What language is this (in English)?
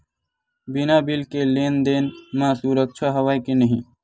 Chhattisgarhi